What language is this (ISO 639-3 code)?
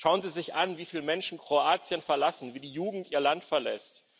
deu